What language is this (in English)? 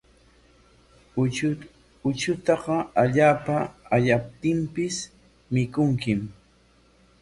Corongo Ancash Quechua